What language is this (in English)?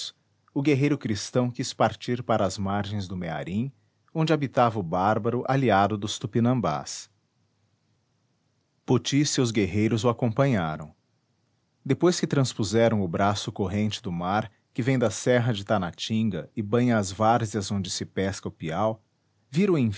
Portuguese